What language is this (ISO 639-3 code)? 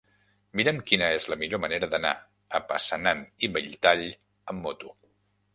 cat